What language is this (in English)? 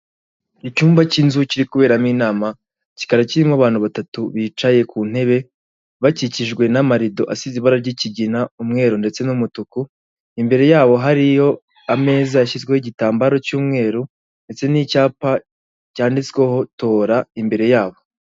Kinyarwanda